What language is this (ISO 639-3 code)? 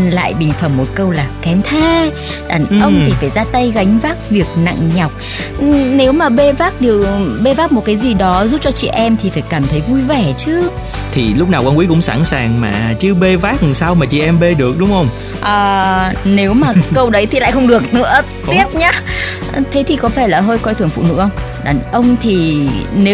vie